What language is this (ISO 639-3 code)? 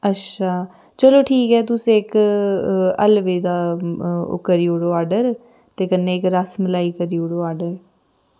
doi